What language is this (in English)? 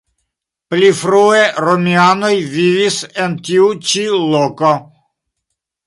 Esperanto